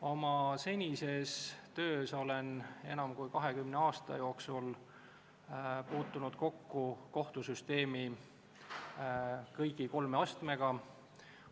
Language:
Estonian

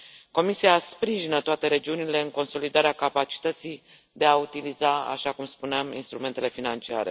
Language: Romanian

